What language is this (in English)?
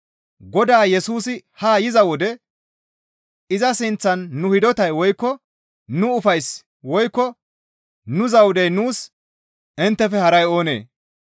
Gamo